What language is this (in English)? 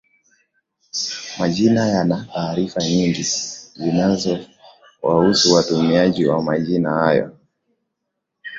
Swahili